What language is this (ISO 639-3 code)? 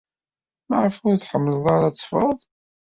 kab